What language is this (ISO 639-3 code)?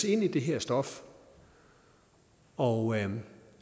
dan